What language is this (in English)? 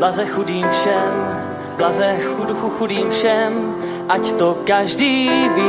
Czech